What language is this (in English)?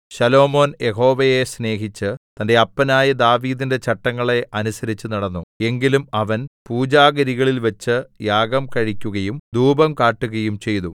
Malayalam